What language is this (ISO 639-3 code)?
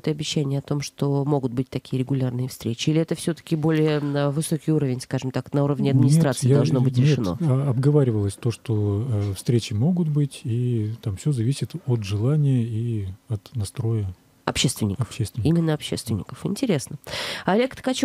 rus